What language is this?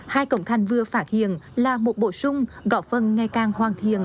Vietnamese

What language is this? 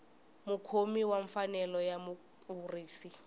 Tsonga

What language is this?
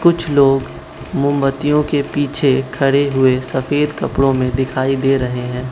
Hindi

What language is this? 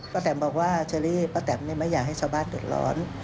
Thai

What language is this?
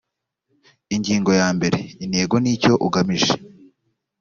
Kinyarwanda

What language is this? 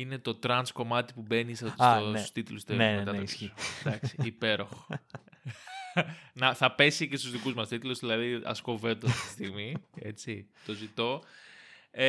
Greek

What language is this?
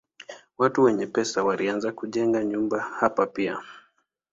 Swahili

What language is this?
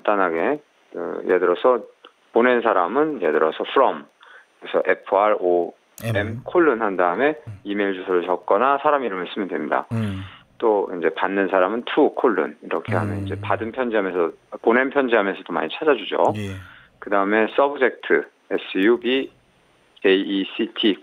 Korean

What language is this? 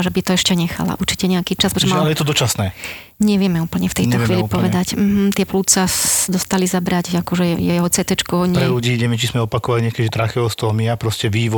Slovak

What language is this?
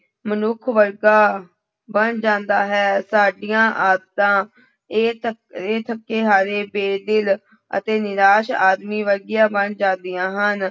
Punjabi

